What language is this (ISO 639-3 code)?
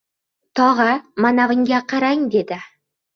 uzb